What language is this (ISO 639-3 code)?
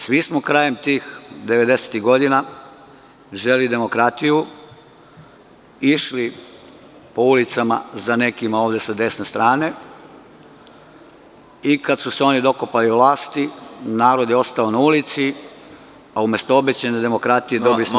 srp